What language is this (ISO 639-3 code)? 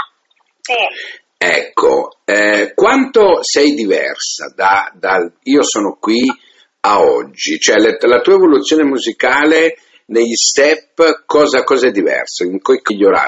ita